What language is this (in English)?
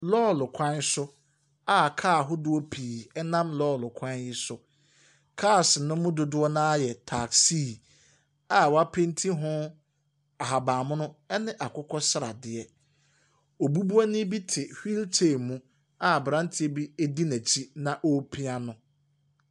Akan